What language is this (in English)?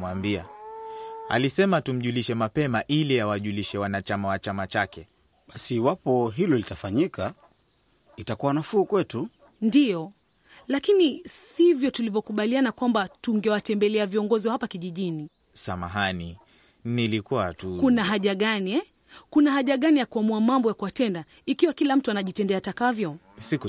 Swahili